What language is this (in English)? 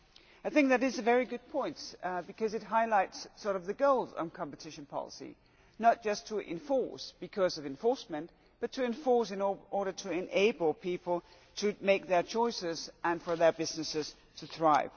English